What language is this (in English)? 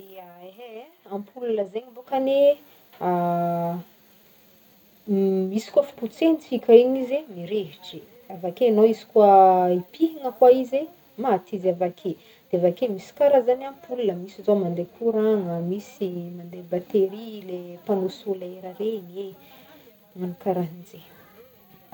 Northern Betsimisaraka Malagasy